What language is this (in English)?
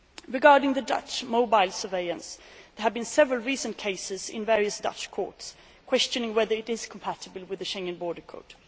English